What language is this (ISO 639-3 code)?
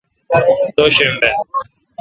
xka